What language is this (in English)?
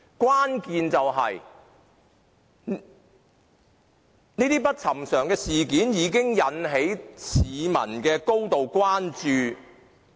Cantonese